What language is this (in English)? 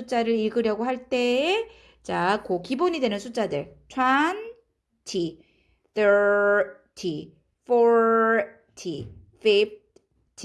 Korean